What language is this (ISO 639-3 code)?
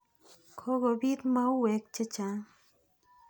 kln